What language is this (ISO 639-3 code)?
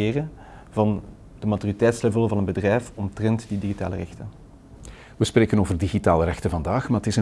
nld